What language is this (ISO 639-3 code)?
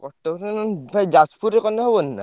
ori